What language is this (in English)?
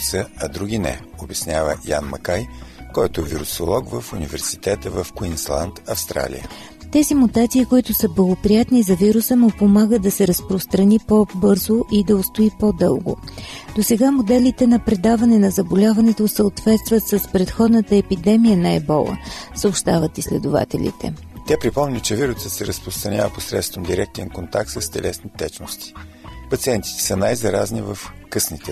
Bulgarian